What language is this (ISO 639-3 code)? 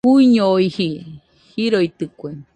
hux